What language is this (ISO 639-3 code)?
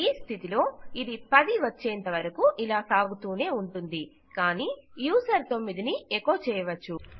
tel